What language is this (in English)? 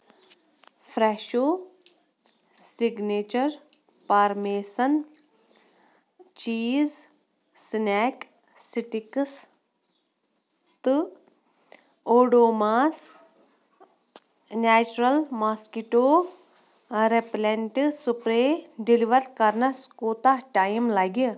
Kashmiri